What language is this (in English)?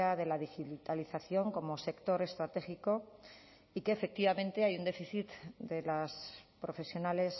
Spanish